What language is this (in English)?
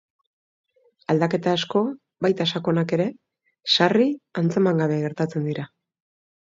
Basque